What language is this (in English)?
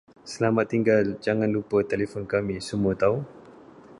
Malay